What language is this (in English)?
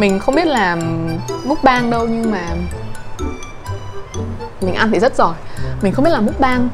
Vietnamese